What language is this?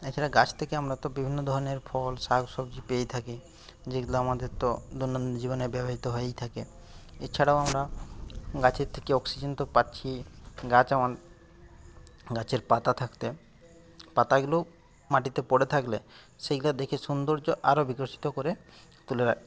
Bangla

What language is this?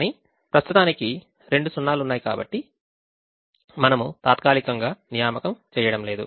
Telugu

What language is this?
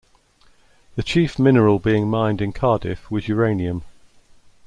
English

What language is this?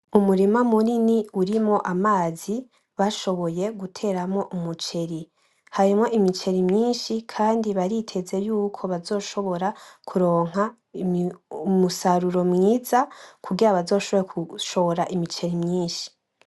Rundi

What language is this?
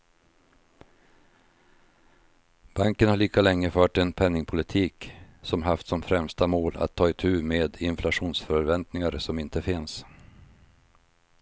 Swedish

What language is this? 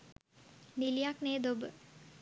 Sinhala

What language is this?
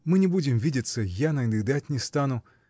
Russian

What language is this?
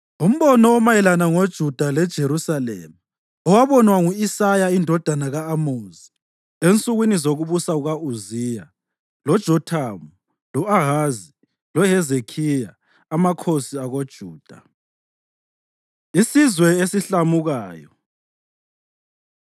North Ndebele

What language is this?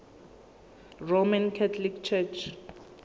Zulu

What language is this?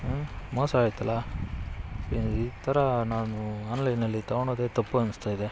Kannada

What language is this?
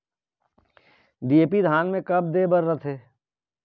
Chhattisgarhi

